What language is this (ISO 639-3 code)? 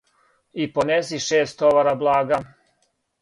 srp